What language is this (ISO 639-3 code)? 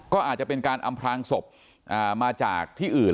tha